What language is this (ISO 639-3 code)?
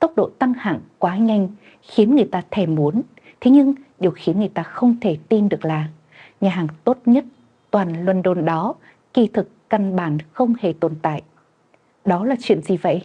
vie